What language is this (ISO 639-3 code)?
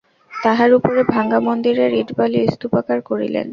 ben